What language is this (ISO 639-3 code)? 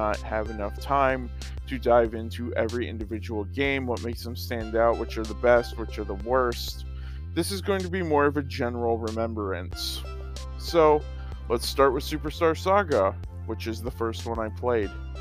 eng